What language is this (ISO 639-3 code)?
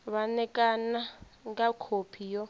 ven